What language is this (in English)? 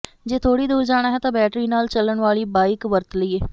Punjabi